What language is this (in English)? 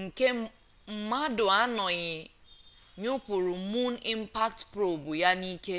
Igbo